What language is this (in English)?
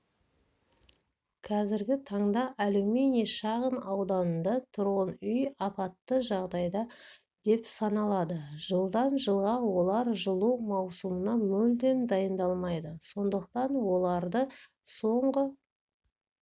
Kazakh